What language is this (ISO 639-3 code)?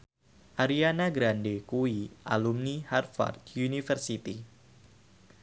jav